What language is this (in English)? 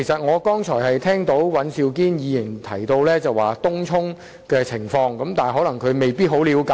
Cantonese